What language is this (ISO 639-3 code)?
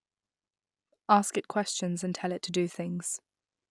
eng